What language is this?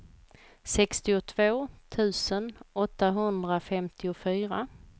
Swedish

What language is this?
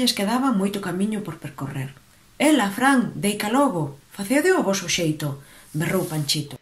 Spanish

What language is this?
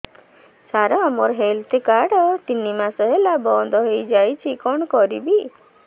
Odia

